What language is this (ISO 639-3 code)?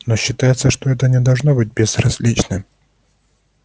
rus